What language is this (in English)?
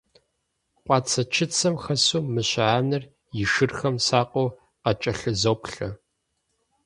Kabardian